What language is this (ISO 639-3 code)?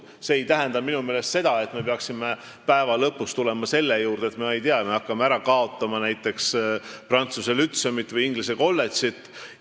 est